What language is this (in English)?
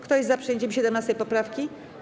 Polish